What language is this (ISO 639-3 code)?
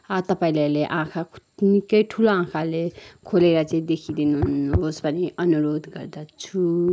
nep